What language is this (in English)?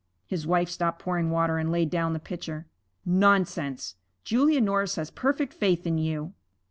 English